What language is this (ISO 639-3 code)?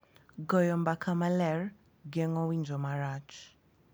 luo